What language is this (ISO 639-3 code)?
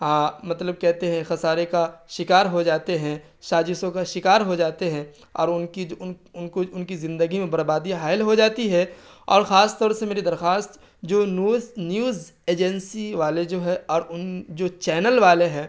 urd